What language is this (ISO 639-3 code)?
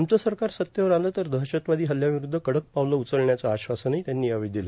mar